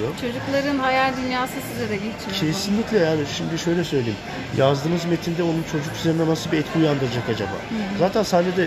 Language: Turkish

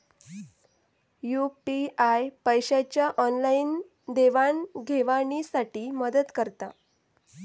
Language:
Marathi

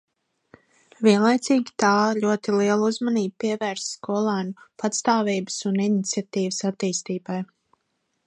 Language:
Latvian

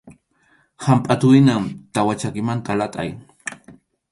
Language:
Arequipa-La Unión Quechua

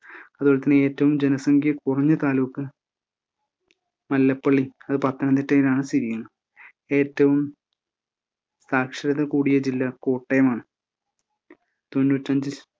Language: Malayalam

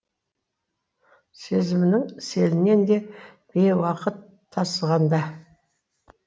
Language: Kazakh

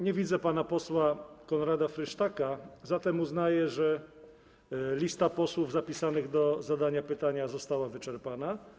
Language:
Polish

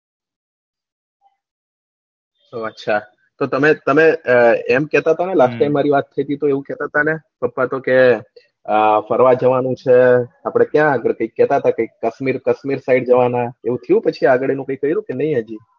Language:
Gujarati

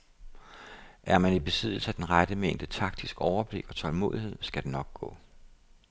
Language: Danish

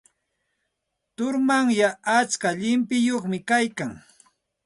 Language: Santa Ana de Tusi Pasco Quechua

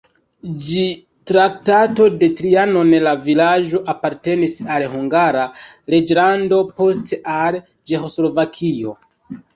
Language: Esperanto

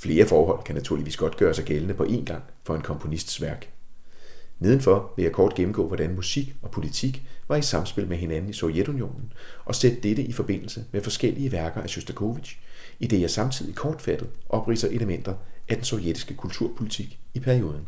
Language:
Danish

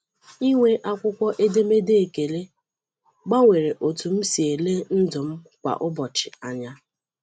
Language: Igbo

